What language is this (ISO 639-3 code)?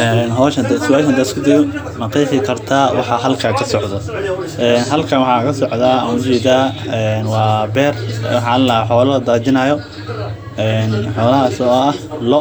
som